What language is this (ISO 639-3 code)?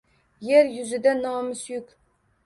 uzb